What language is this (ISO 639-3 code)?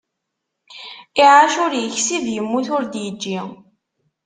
kab